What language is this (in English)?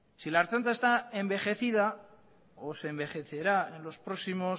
Spanish